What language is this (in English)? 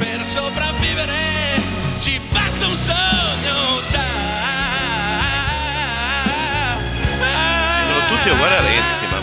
Italian